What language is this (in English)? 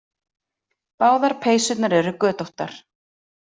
Icelandic